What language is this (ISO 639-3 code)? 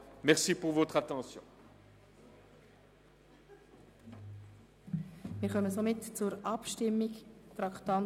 gsw